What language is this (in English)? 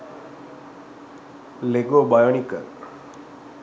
Sinhala